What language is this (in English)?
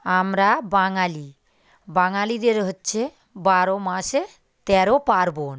Bangla